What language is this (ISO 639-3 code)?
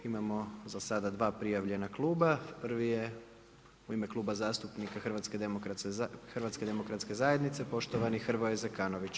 hrv